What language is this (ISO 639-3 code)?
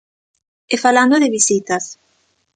glg